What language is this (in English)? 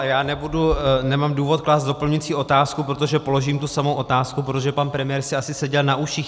Czech